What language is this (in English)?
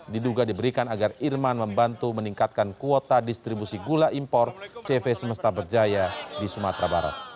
Indonesian